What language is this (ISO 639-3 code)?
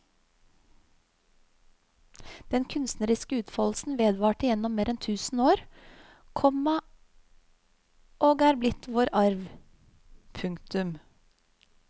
nor